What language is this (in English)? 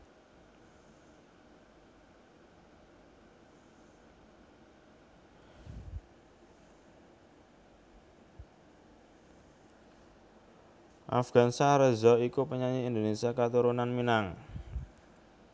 Javanese